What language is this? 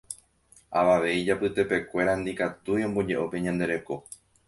Guarani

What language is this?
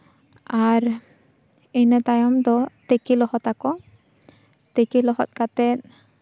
Santali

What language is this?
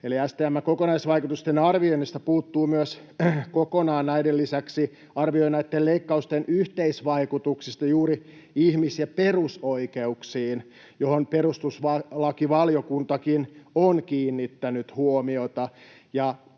Finnish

